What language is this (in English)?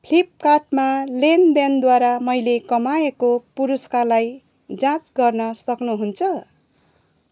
Nepali